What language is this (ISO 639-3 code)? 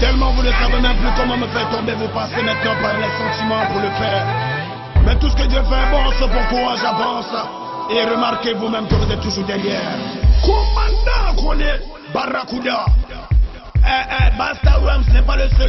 ara